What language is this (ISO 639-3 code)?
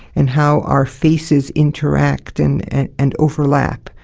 eng